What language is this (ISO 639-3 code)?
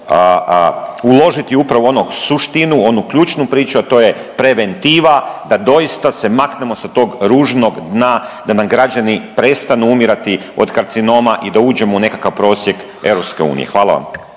hrv